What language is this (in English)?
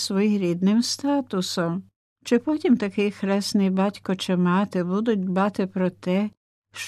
Ukrainian